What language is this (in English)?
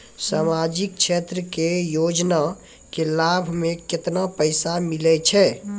Maithili